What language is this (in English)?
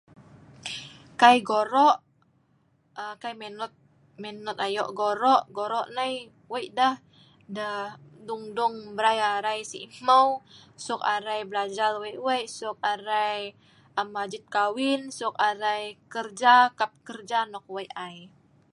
Sa'ban